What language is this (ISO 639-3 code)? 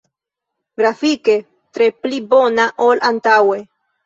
epo